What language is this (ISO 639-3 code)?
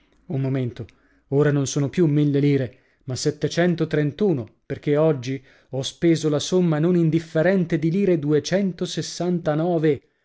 ita